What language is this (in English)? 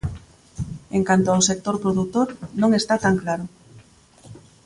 Galician